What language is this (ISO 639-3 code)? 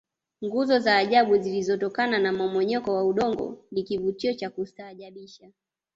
swa